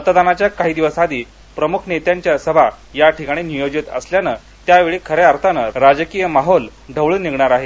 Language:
Marathi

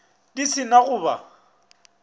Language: Northern Sotho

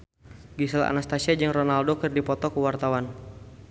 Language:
Sundanese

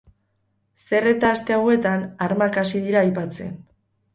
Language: Basque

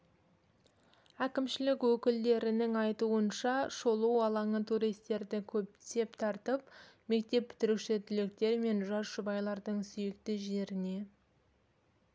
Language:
Kazakh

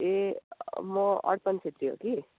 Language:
Nepali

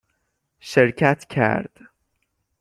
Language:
Persian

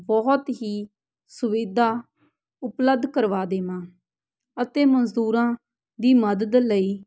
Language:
Punjabi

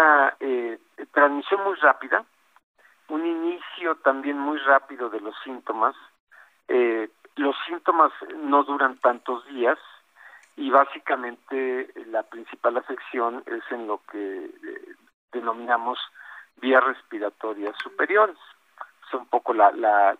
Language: Spanish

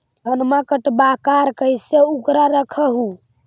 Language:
Magahi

